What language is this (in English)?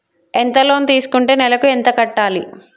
Telugu